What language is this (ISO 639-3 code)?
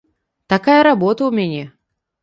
bel